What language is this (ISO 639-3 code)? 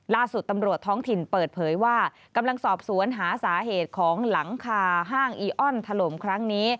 tha